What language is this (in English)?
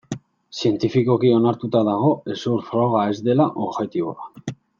Basque